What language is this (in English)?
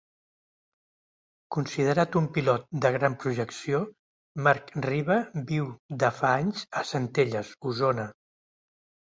Catalan